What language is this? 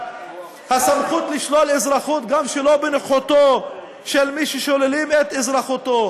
Hebrew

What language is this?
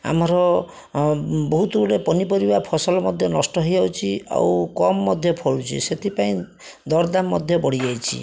Odia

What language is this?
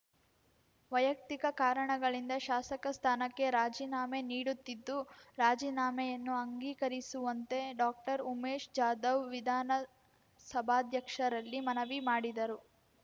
Kannada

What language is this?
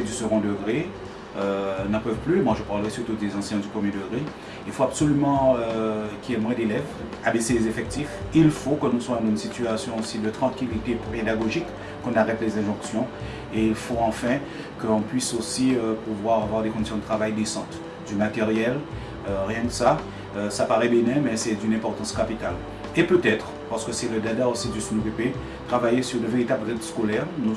French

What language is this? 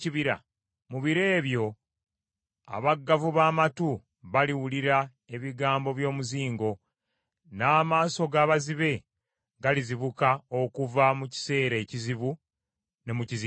Ganda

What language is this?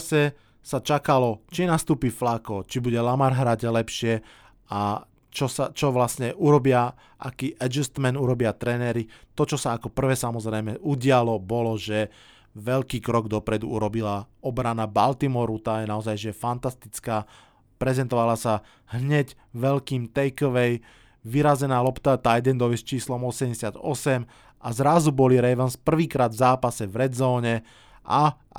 Slovak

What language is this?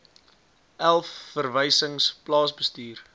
Afrikaans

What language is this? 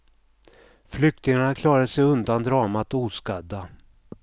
Swedish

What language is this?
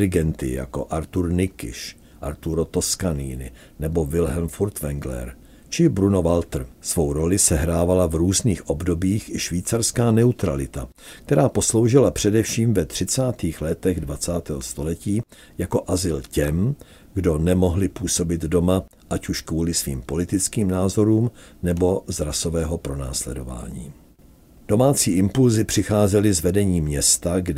Czech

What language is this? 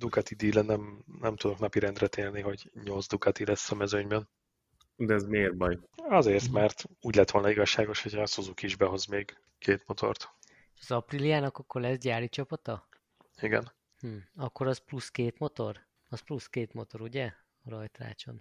Hungarian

